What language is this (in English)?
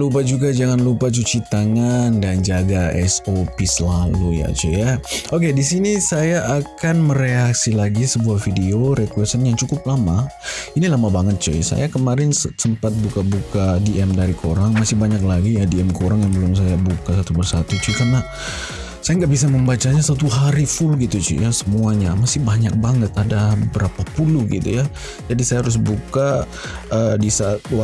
Indonesian